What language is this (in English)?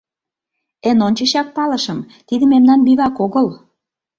Mari